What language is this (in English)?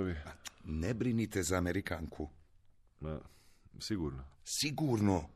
Croatian